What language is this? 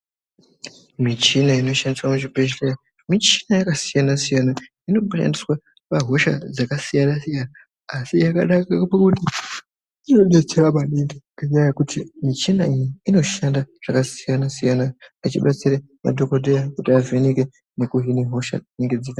Ndau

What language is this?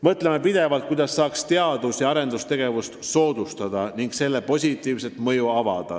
Estonian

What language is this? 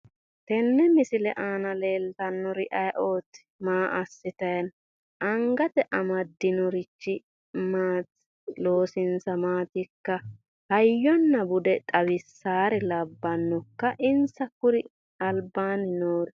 Sidamo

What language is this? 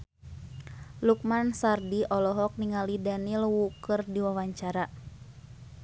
Sundanese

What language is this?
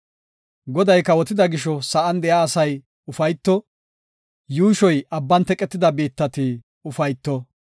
Gofa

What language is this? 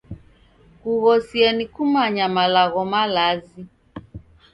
Taita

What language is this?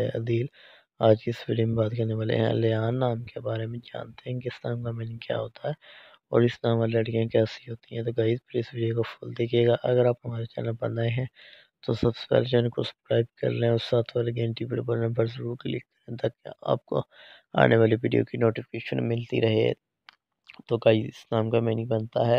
Turkish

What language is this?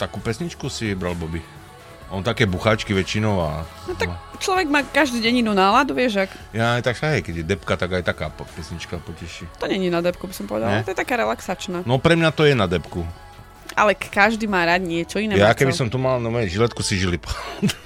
Slovak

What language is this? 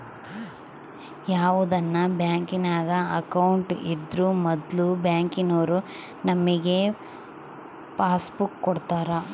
Kannada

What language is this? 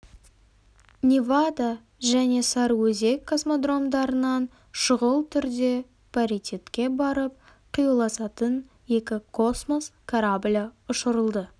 Kazakh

